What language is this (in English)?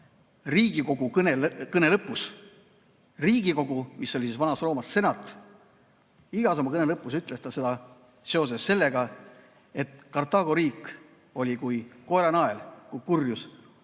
Estonian